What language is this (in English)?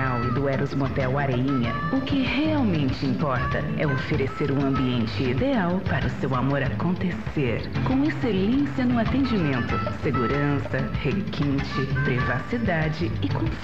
Portuguese